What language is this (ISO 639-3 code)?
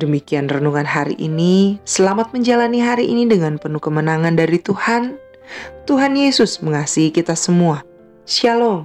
ind